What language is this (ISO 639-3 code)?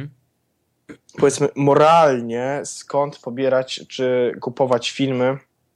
pol